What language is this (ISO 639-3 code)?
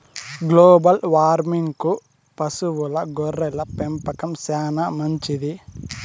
tel